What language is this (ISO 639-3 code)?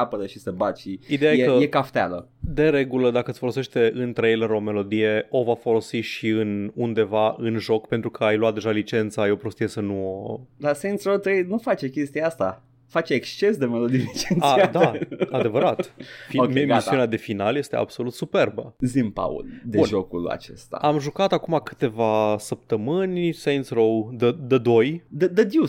ron